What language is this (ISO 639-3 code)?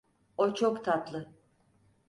tur